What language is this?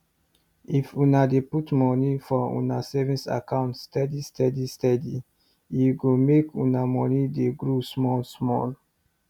Nigerian Pidgin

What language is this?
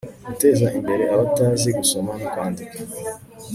Kinyarwanda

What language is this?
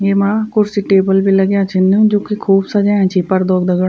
Garhwali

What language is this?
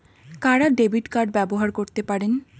Bangla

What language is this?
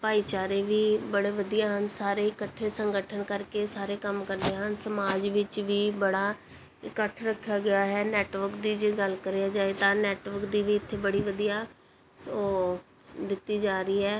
Punjabi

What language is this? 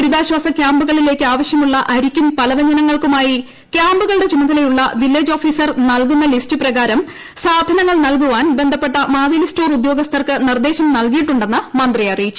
Malayalam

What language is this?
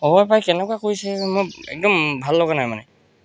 Assamese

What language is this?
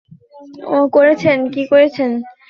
Bangla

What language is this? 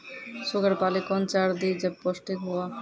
Maithili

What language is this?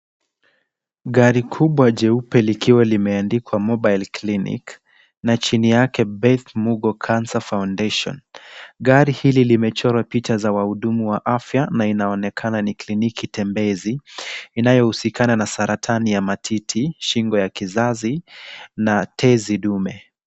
Swahili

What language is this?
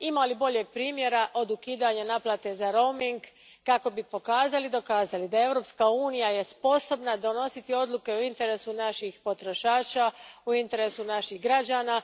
Croatian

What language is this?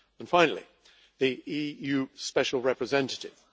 English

